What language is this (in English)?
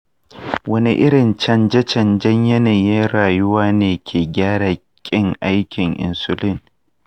Hausa